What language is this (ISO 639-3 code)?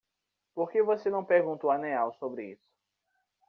por